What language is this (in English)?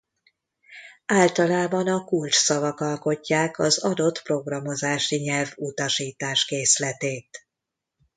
Hungarian